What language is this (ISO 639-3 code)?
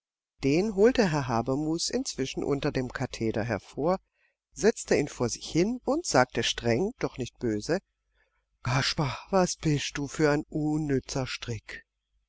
deu